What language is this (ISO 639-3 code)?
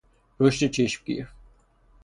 fas